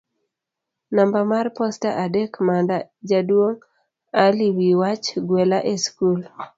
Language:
Luo (Kenya and Tanzania)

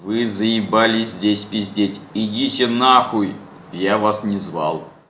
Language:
Russian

